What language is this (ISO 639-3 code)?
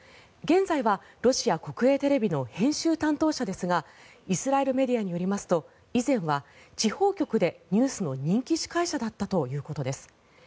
jpn